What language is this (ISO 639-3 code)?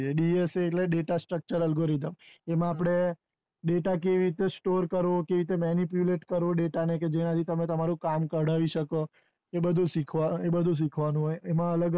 guj